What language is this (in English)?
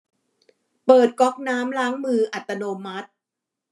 Thai